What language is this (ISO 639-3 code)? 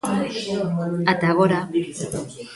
glg